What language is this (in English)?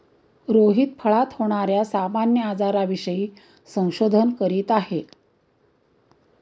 Marathi